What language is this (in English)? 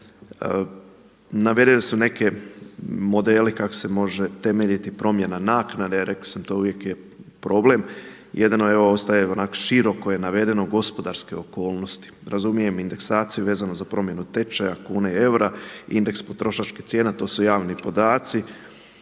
Croatian